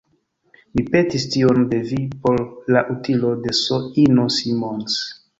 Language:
Esperanto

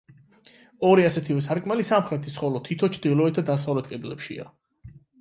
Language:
Georgian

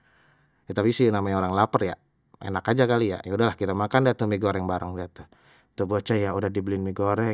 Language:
Betawi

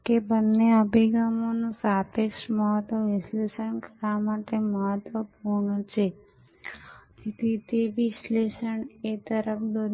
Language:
Gujarati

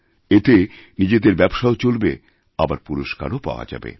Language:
Bangla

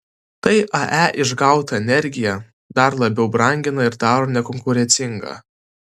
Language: Lithuanian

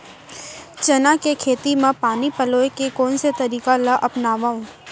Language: Chhattisgarhi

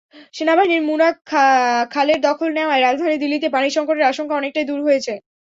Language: Bangla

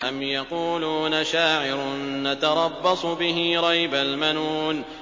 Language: Arabic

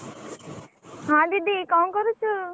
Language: Odia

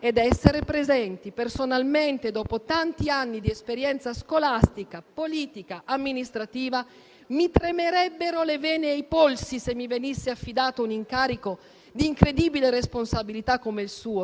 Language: Italian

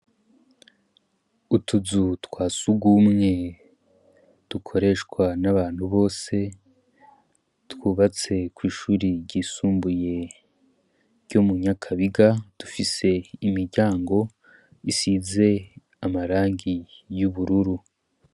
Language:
Rundi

